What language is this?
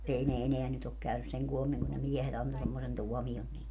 Finnish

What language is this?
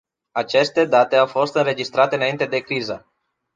Romanian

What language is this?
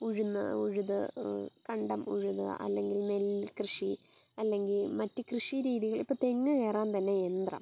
Malayalam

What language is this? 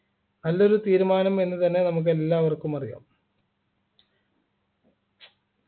Malayalam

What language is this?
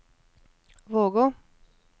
Norwegian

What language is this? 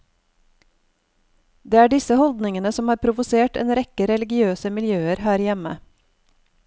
Norwegian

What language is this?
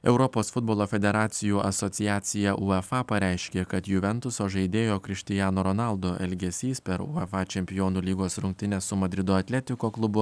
Lithuanian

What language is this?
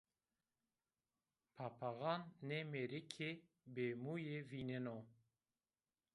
Zaza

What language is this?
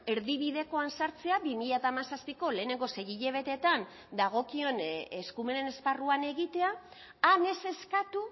Basque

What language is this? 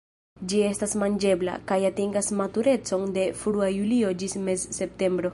Esperanto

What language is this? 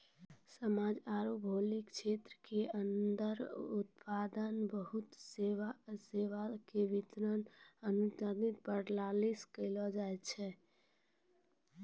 Maithili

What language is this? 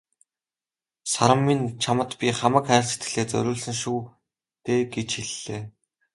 Mongolian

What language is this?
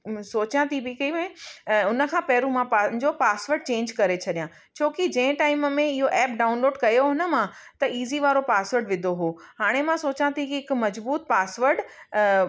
Sindhi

